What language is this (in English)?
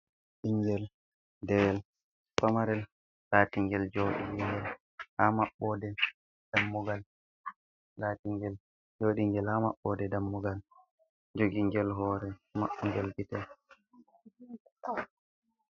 Fula